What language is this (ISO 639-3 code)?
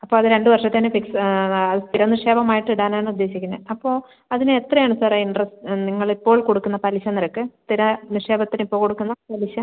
mal